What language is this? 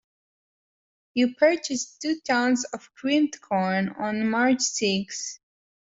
English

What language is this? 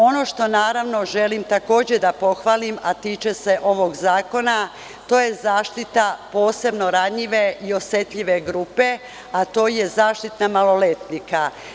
Serbian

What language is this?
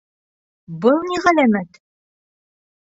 Bashkir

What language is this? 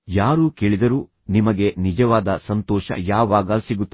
Kannada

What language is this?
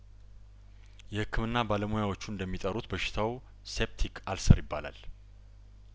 Amharic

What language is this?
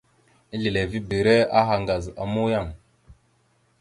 Mada (Cameroon)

